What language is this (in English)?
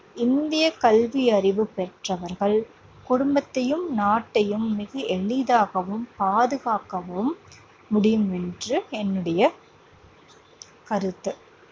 Tamil